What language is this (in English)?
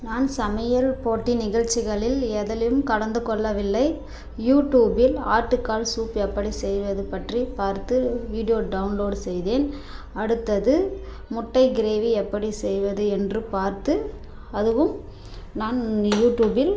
Tamil